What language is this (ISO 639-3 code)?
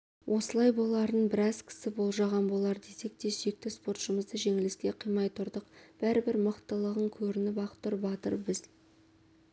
kaz